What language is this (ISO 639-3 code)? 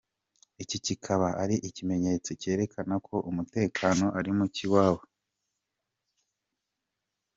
kin